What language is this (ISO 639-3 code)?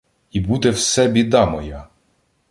ukr